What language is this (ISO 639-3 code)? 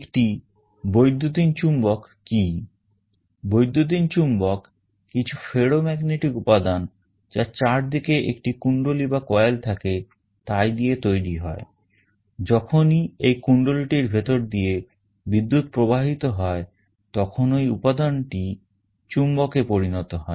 ben